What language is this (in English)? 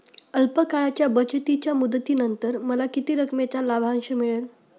Marathi